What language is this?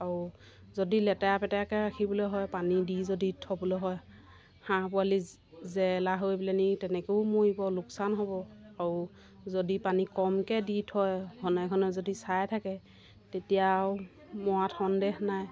Assamese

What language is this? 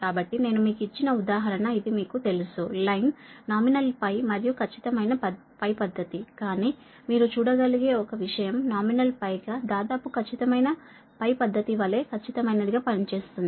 Telugu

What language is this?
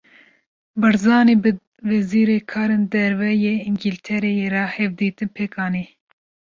Kurdish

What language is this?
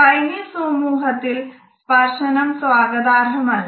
Malayalam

